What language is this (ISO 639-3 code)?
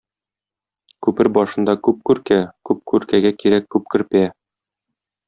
tat